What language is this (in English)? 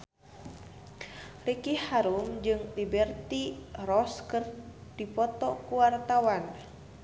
Sundanese